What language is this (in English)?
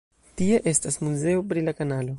Esperanto